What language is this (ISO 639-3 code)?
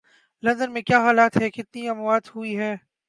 urd